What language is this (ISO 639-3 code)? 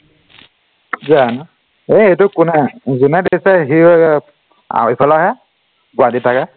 asm